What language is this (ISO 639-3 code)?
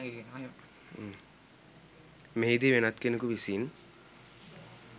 sin